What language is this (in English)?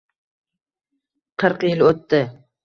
Uzbek